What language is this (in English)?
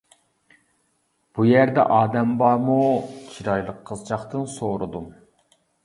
Uyghur